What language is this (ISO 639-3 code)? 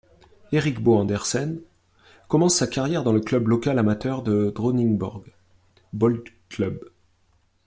fra